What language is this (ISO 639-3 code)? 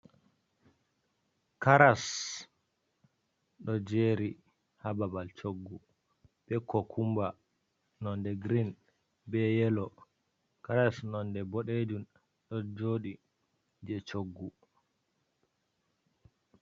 ful